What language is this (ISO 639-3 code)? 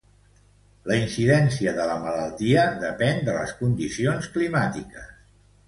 cat